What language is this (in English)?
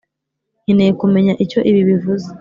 Kinyarwanda